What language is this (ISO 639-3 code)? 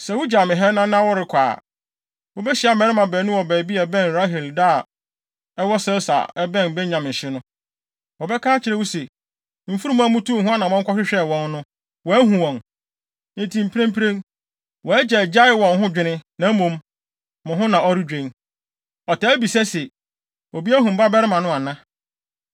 aka